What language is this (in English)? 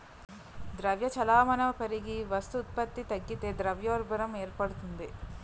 Telugu